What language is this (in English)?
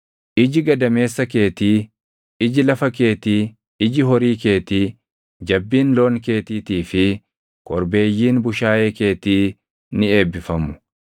Oromo